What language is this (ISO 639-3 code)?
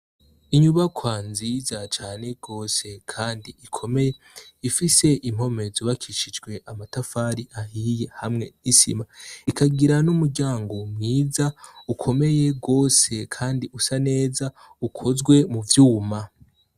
run